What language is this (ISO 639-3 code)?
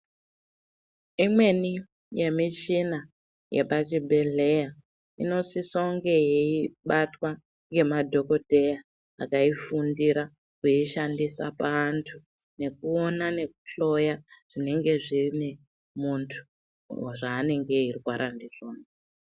ndc